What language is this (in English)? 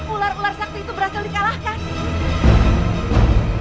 Indonesian